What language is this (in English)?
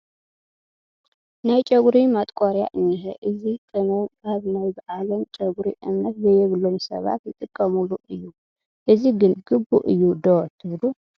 Tigrinya